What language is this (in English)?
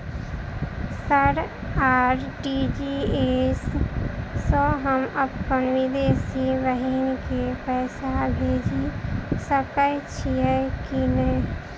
Maithili